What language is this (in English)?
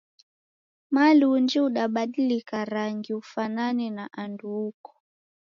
Taita